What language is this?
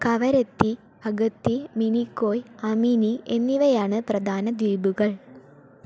Malayalam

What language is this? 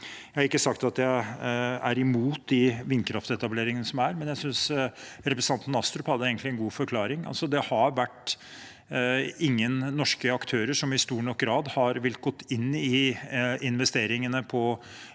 Norwegian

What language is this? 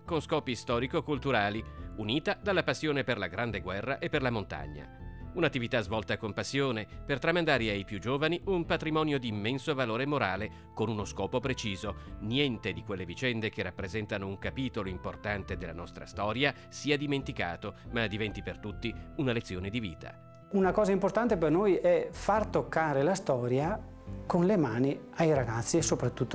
Italian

